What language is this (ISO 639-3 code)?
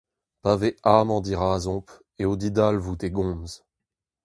bre